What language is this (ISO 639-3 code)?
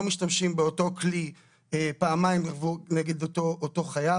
heb